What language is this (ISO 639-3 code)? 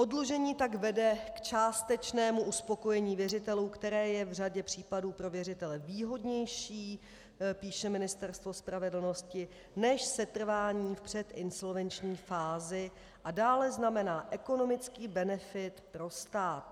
ces